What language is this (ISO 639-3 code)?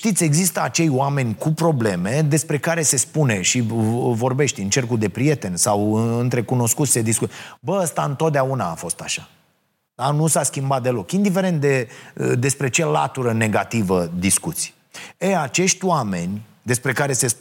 ron